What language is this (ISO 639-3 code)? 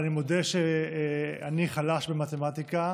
heb